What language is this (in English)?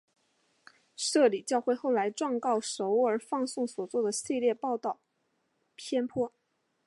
Chinese